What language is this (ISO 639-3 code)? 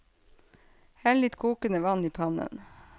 nor